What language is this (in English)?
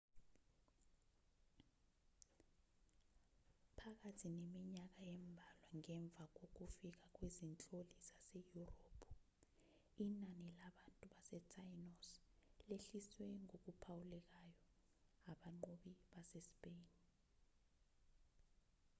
Zulu